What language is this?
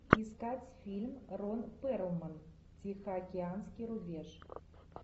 Russian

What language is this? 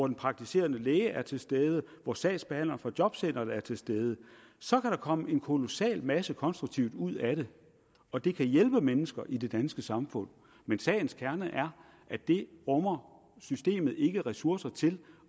Danish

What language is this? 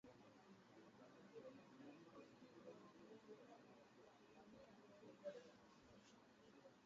Swahili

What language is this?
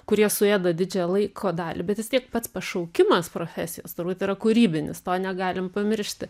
Lithuanian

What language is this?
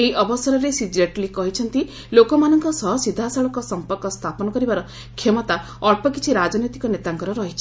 Odia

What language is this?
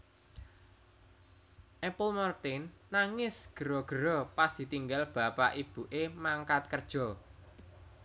Javanese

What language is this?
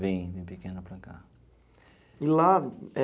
Portuguese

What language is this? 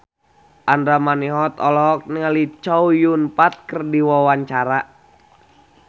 Sundanese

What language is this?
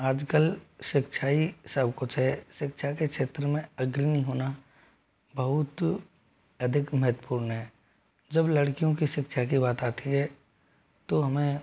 Hindi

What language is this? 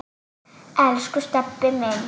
Icelandic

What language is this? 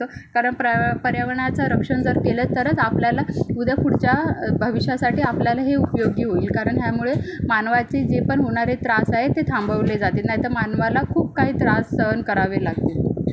Marathi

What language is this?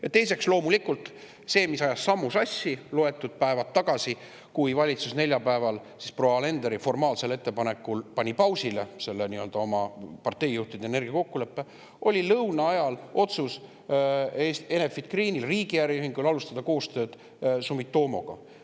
Estonian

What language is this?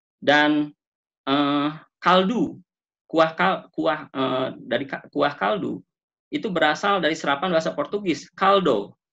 Indonesian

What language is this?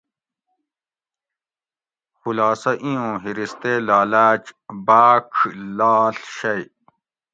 Gawri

